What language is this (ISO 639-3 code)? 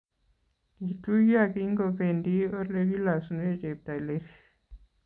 kln